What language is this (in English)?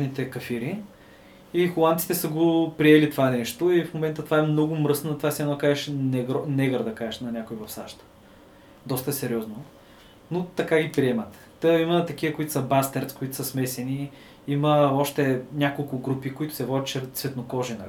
Bulgarian